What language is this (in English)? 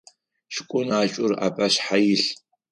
Adyghe